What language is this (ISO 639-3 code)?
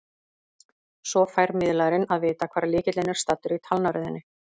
isl